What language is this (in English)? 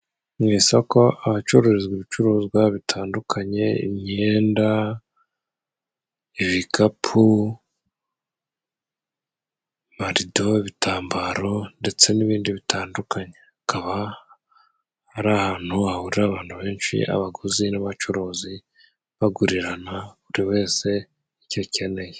Kinyarwanda